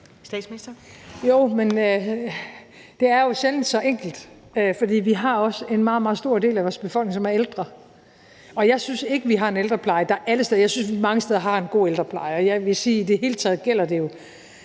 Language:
Danish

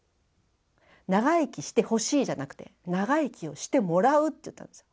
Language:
Japanese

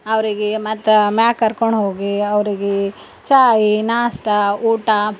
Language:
Kannada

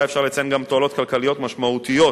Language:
Hebrew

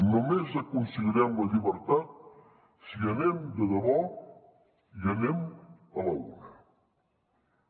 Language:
Catalan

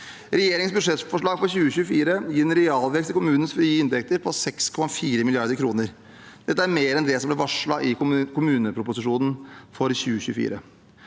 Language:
Norwegian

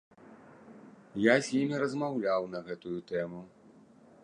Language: Belarusian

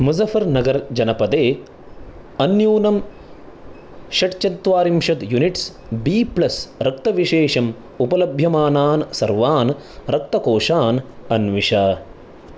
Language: Sanskrit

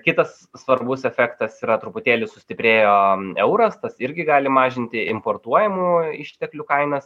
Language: Lithuanian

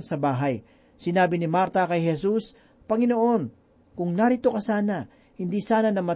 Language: Filipino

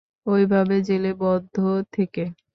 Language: Bangla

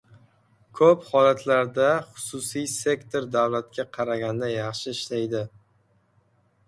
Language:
Uzbek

